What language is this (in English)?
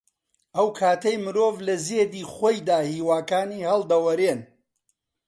Central Kurdish